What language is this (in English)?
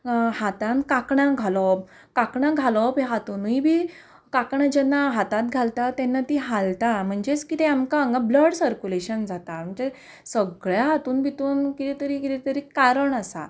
Konkani